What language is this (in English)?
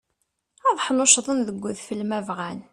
Kabyle